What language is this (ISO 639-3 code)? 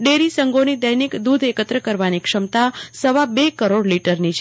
guj